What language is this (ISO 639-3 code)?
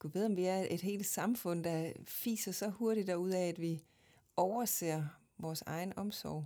dan